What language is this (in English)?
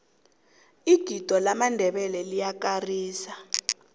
South Ndebele